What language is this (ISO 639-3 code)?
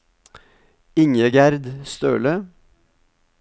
nor